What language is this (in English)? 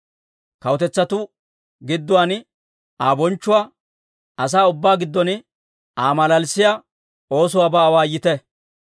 Dawro